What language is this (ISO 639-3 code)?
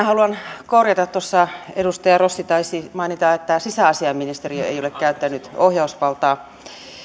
fin